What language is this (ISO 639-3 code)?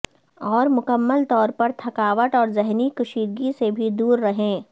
urd